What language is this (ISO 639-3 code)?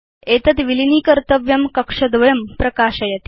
san